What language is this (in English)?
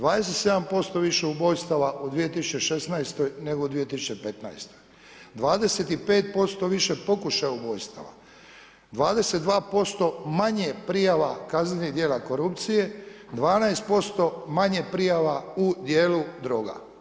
Croatian